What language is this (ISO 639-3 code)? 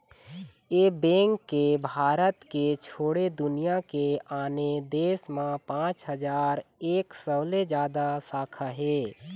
hne